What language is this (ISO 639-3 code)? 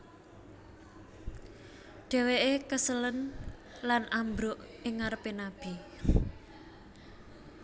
jav